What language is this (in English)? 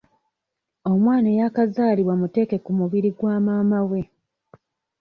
Ganda